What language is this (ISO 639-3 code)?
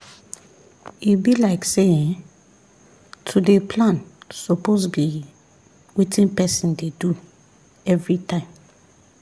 pcm